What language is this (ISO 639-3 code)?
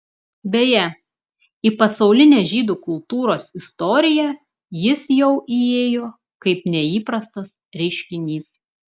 lit